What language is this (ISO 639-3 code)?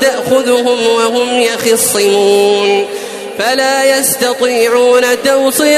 ara